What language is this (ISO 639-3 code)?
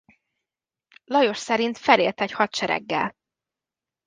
hun